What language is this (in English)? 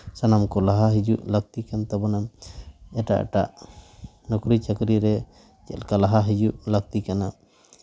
Santali